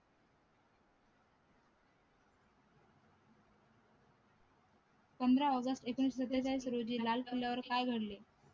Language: Marathi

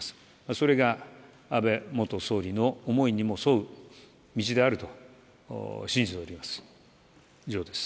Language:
Japanese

